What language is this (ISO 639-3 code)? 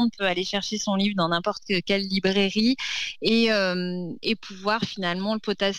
fra